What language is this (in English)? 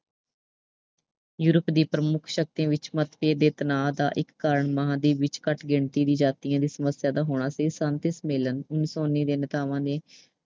Punjabi